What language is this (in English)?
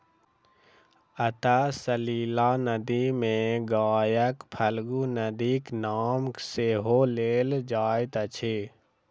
Maithili